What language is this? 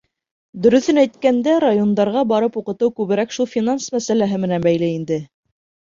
Bashkir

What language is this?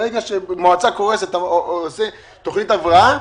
Hebrew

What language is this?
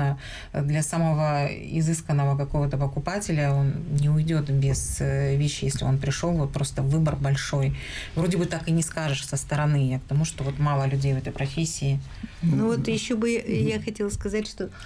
Russian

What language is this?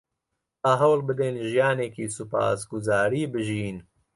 Central Kurdish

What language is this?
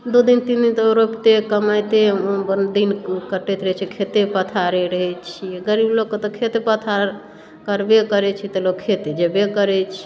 Maithili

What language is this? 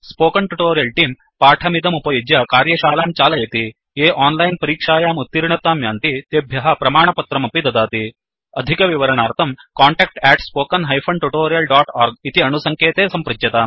Sanskrit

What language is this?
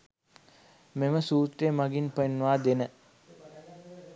Sinhala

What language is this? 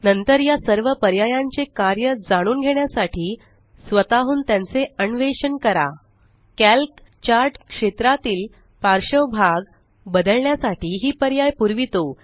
Marathi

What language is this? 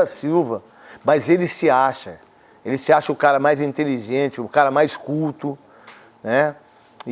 Portuguese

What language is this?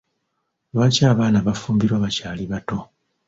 Ganda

